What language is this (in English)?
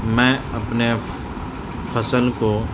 Urdu